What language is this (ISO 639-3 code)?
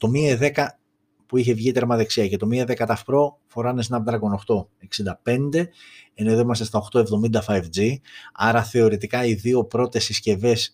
ell